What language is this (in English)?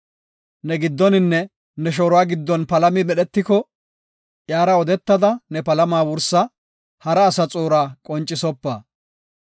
Gofa